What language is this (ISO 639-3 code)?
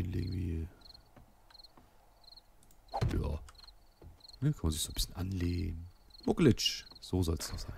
deu